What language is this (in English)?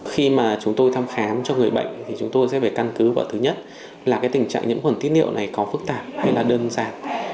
Vietnamese